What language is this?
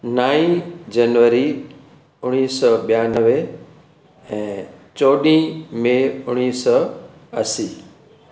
Sindhi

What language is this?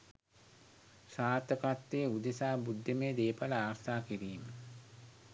Sinhala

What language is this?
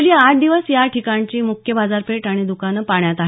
Marathi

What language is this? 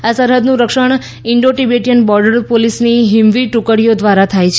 Gujarati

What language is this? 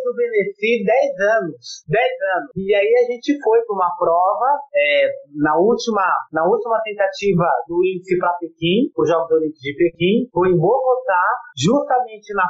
Portuguese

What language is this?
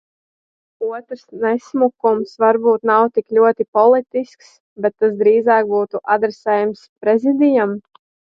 Latvian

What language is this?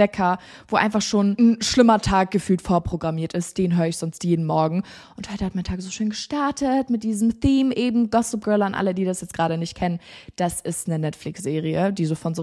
German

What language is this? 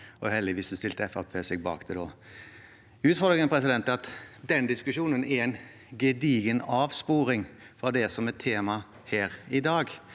Norwegian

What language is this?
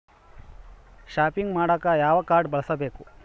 Kannada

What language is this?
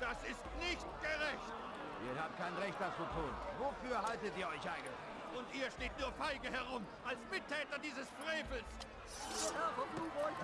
German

